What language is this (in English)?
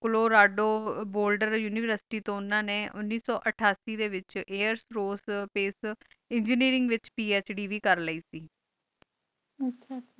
Punjabi